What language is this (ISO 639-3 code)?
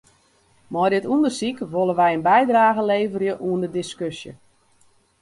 fry